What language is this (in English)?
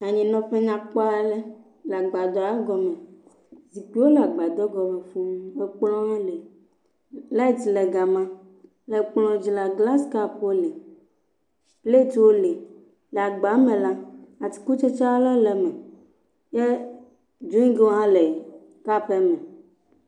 Ewe